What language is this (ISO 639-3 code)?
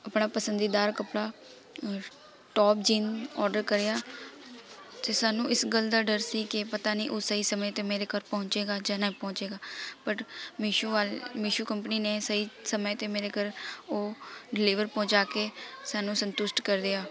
pan